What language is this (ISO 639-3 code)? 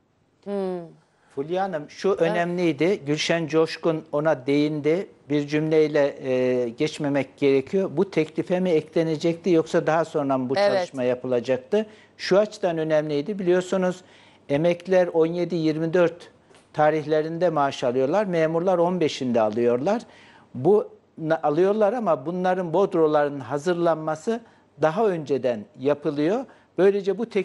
tur